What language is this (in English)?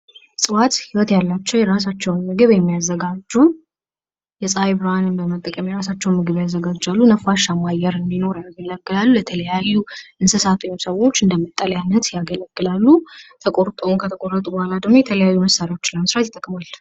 Amharic